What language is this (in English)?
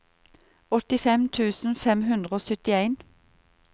Norwegian